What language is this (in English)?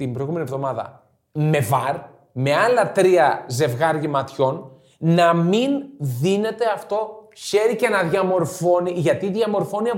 Greek